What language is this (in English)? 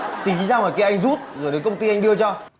Vietnamese